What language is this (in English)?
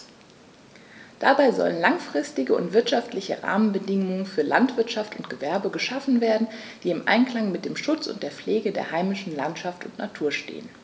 German